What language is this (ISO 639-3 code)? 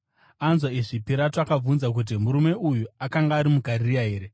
sna